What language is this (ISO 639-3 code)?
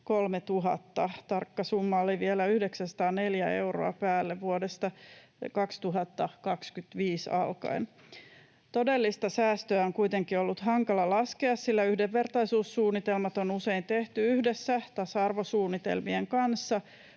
fin